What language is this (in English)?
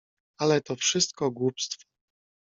Polish